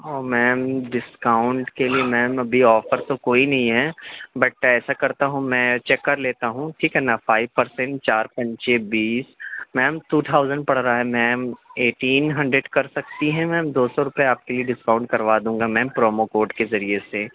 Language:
Urdu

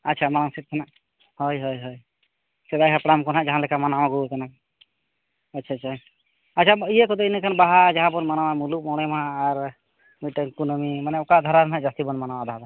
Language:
Santali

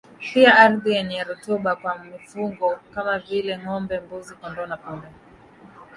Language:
Swahili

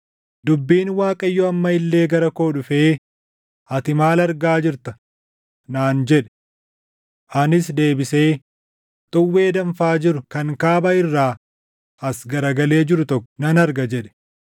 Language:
Oromo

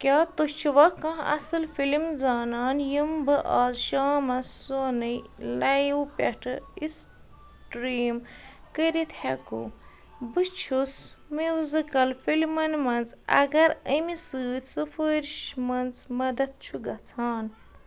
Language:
Kashmiri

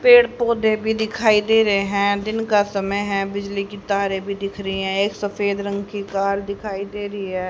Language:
Hindi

